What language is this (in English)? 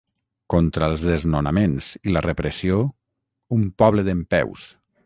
Catalan